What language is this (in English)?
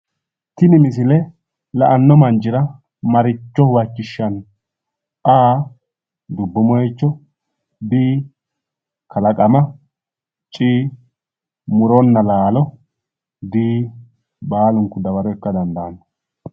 Sidamo